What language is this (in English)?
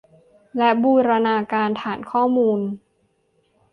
Thai